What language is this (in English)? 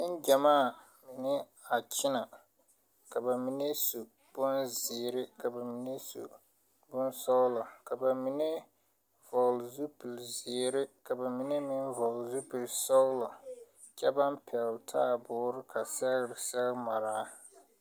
Southern Dagaare